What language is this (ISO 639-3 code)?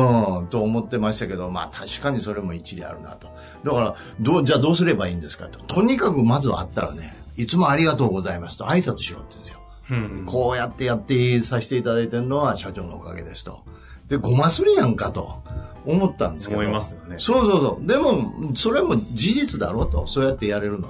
jpn